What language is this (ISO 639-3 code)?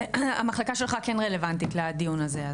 heb